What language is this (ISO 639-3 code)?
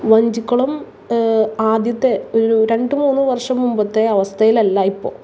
mal